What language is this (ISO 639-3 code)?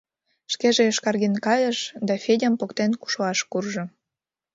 chm